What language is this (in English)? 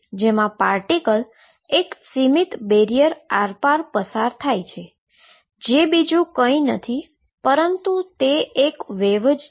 Gujarati